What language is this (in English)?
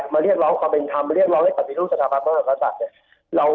Thai